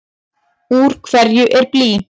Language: Icelandic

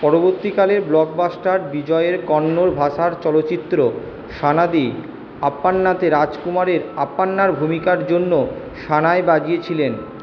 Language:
Bangla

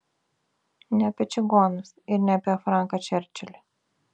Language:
Lithuanian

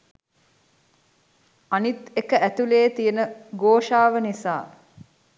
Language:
Sinhala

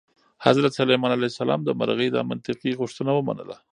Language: Pashto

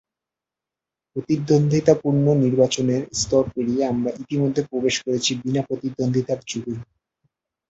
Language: Bangla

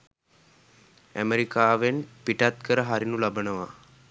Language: Sinhala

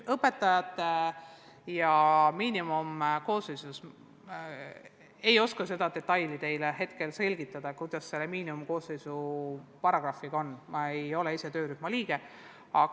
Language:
Estonian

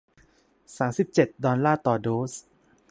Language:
Thai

